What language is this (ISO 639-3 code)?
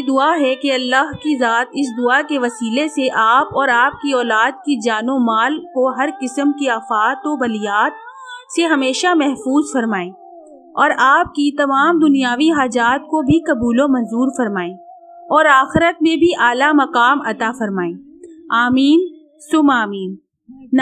ara